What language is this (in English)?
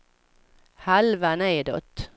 Swedish